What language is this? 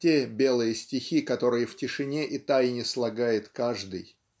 Russian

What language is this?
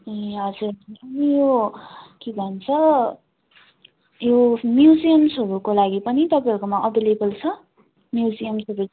Nepali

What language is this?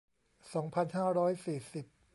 Thai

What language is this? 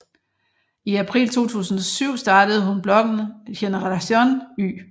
Danish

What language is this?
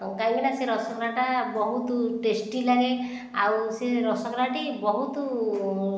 Odia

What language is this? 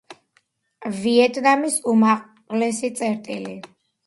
Georgian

